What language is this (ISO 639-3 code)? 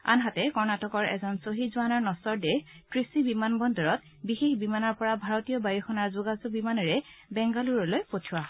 asm